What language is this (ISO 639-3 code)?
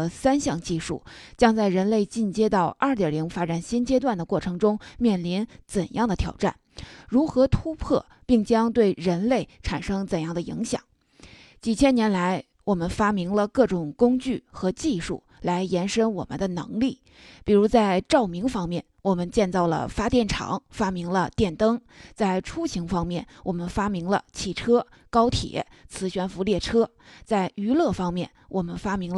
zho